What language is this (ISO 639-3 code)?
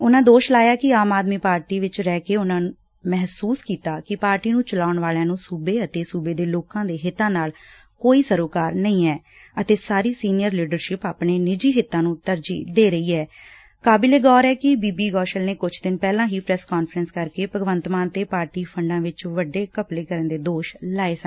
pan